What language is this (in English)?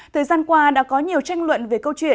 Vietnamese